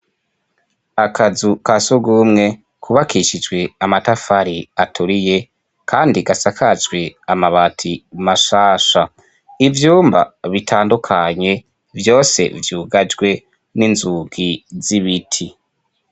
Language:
Rundi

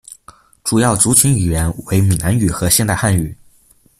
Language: Chinese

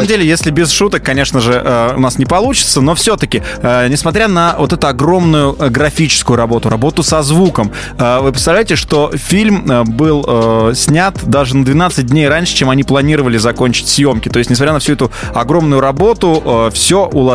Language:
Russian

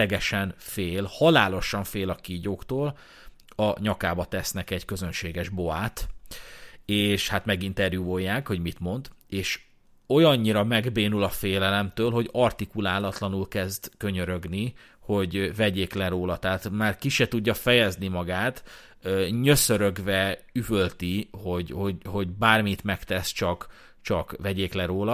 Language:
Hungarian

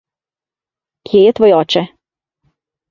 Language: Slovenian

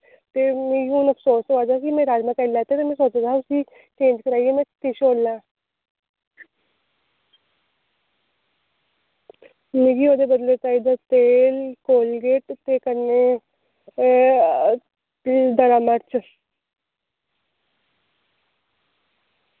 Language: Dogri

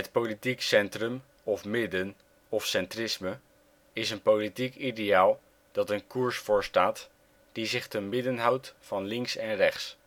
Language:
Dutch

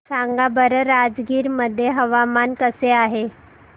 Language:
Marathi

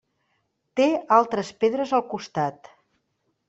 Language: Catalan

